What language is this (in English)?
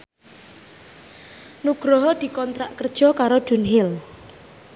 Javanese